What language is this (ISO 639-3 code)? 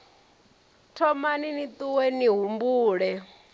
ven